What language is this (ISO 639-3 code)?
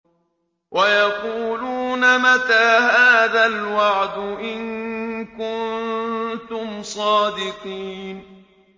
ara